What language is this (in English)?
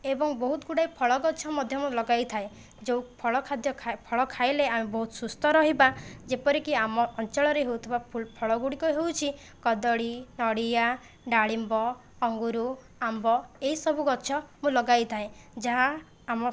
Odia